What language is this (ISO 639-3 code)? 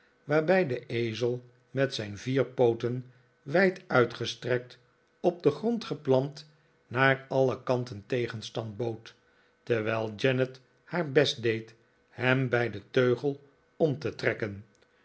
nld